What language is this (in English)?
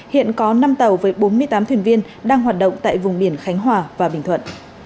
Vietnamese